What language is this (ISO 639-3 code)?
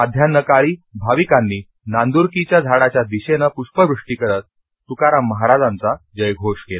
mar